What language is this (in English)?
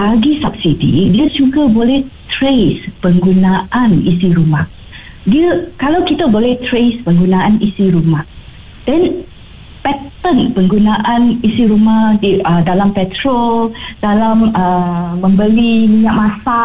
Malay